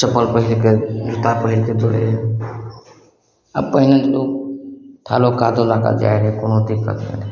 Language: Maithili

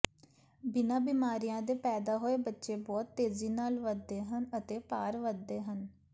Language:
Punjabi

